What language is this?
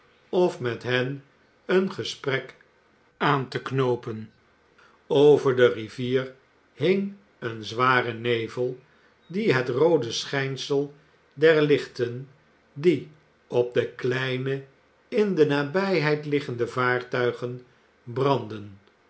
Dutch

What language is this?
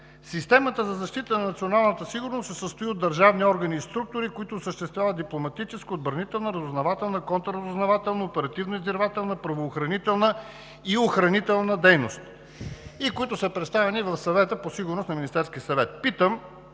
Bulgarian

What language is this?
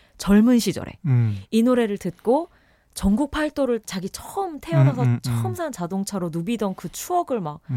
Korean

